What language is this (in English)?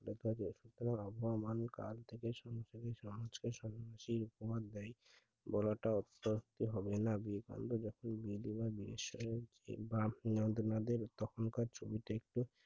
Bangla